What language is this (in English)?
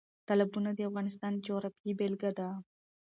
Pashto